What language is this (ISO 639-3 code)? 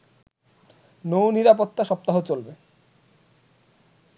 ben